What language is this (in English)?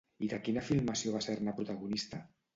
Catalan